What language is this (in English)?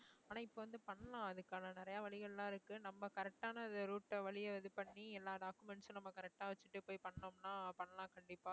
Tamil